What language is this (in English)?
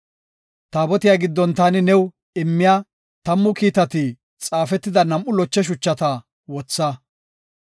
Gofa